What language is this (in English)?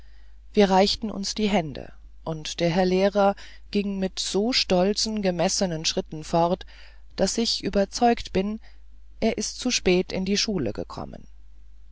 German